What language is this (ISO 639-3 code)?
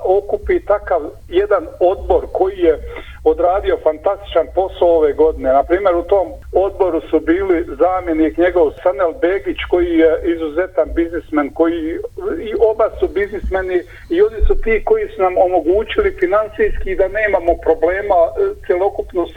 hrv